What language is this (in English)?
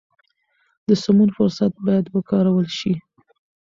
Pashto